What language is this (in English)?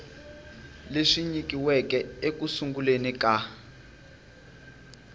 Tsonga